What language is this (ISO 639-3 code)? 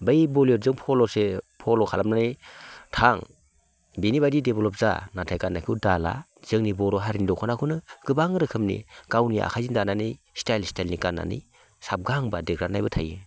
brx